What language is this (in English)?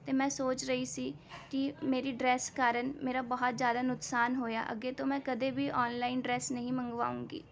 Punjabi